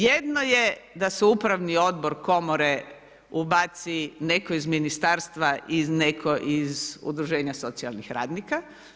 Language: Croatian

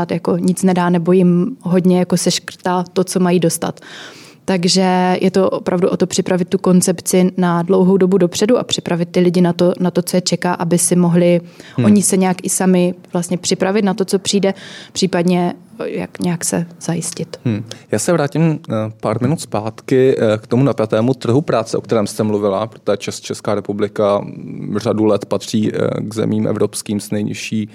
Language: Czech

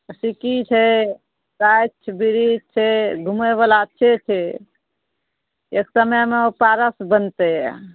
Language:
Maithili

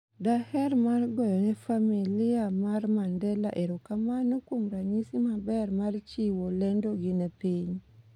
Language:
Luo (Kenya and Tanzania)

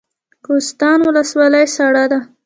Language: Pashto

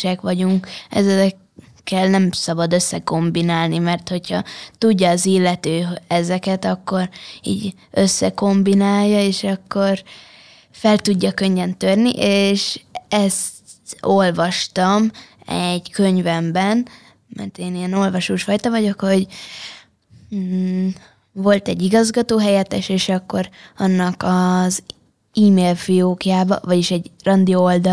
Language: Hungarian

